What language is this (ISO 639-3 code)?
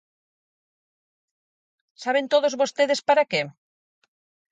glg